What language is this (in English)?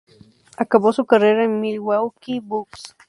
Spanish